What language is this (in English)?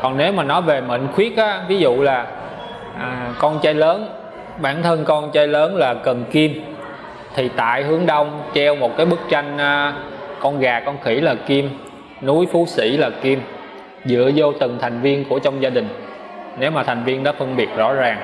Vietnamese